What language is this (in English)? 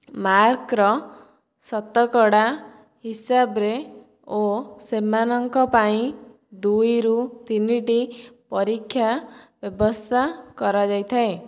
Odia